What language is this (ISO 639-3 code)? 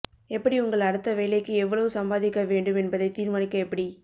tam